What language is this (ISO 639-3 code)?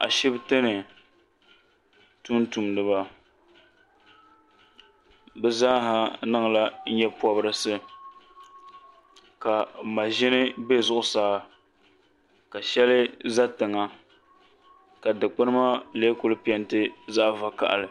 dag